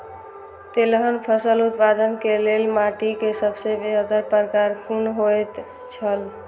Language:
Maithili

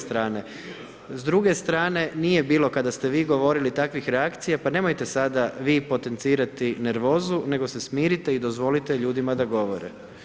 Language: Croatian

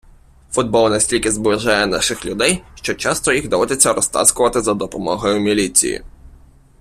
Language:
Ukrainian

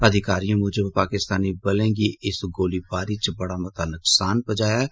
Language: Dogri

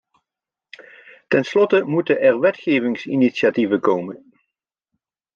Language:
Dutch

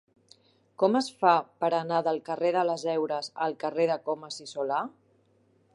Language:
Catalan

